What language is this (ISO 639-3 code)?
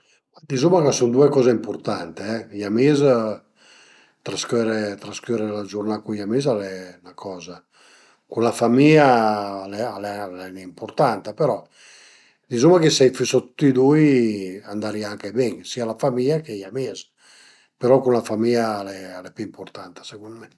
pms